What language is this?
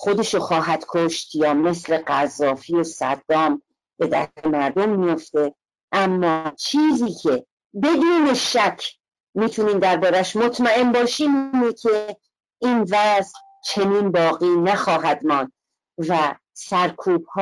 Persian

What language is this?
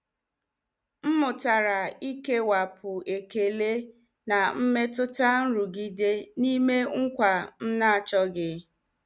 Igbo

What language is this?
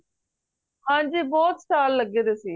Punjabi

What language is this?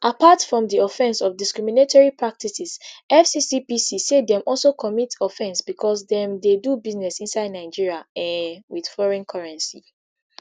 Nigerian Pidgin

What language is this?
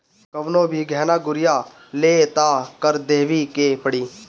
Bhojpuri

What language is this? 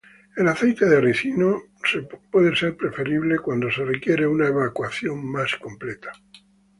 Spanish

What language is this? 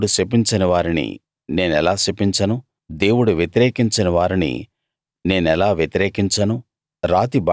Telugu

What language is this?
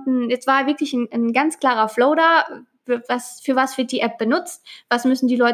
German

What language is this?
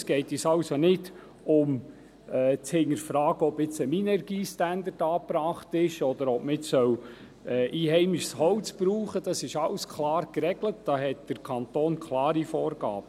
Swiss German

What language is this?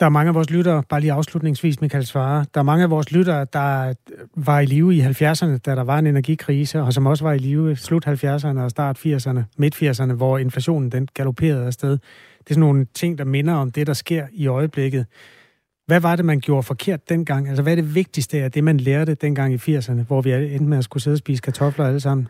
Danish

